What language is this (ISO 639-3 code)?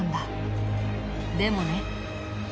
jpn